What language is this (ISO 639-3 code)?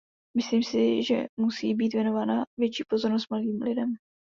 ces